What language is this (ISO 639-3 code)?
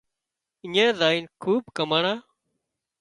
kxp